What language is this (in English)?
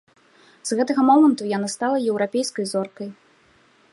Belarusian